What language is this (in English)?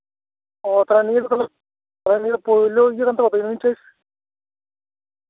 Santali